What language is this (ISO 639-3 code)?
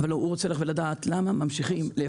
heb